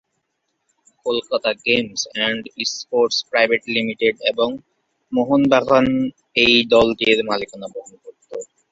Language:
Bangla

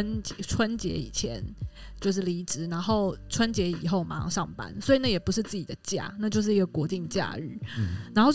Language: Chinese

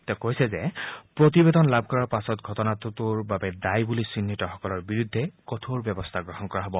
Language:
Assamese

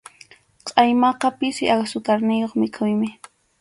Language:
Arequipa-La Unión Quechua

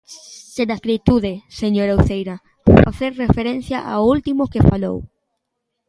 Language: Galician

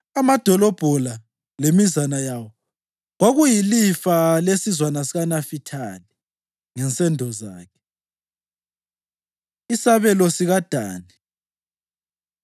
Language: North Ndebele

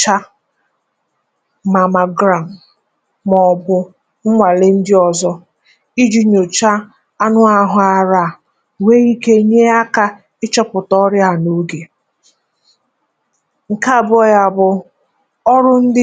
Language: Igbo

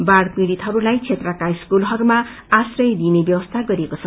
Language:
Nepali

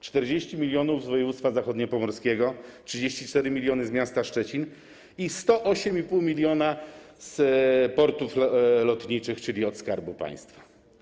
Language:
Polish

